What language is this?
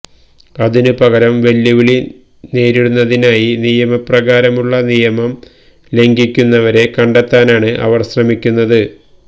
Malayalam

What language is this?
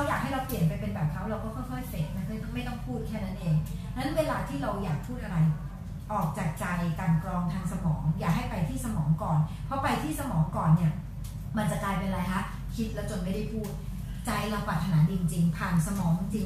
Thai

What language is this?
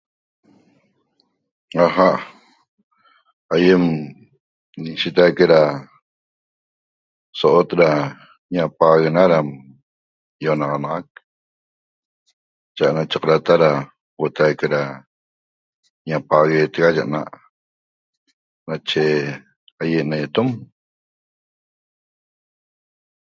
Toba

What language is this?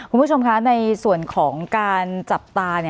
Thai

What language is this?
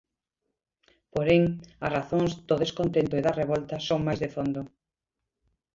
Galician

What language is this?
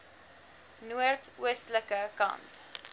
Afrikaans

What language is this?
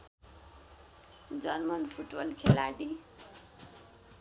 Nepali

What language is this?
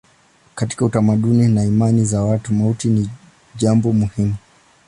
Swahili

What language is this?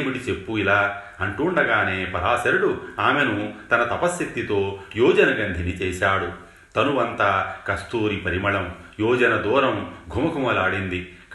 Telugu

